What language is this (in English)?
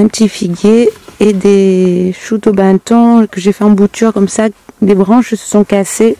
French